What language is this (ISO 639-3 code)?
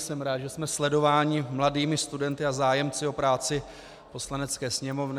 ces